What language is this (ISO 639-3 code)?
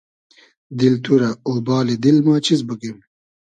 haz